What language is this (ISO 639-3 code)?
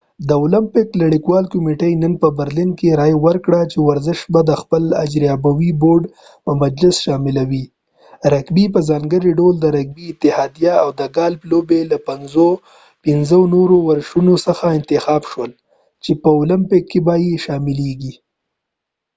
pus